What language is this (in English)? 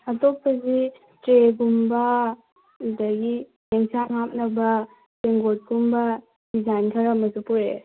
Manipuri